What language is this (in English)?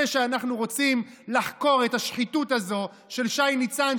Hebrew